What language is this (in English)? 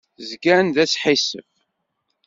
Kabyle